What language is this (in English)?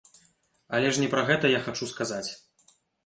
Belarusian